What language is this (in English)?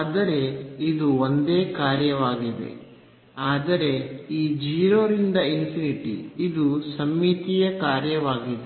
Kannada